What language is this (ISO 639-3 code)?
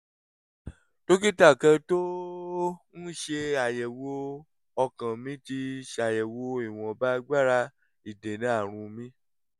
yor